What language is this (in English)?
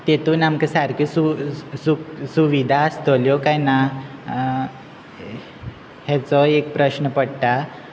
Konkani